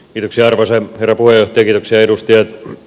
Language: Finnish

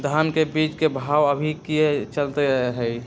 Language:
Magahi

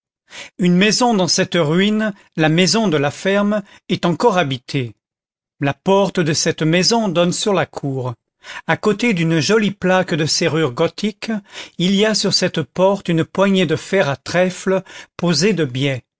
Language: French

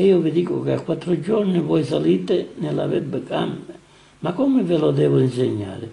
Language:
Italian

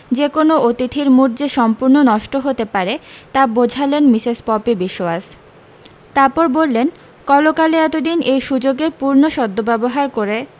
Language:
Bangla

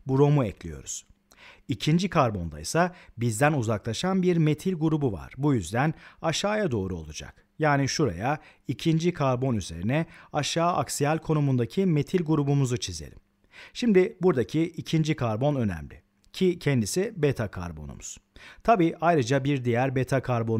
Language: Turkish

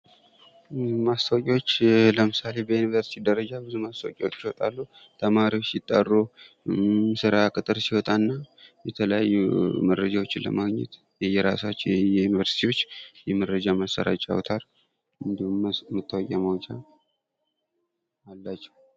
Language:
Amharic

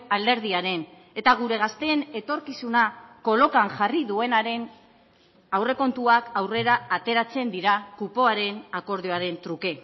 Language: Basque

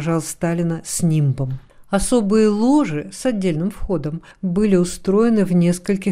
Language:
Russian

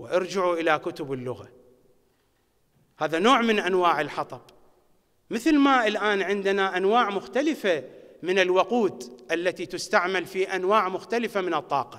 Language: Arabic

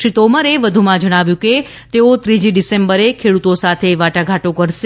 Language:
Gujarati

